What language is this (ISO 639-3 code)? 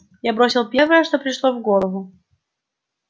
rus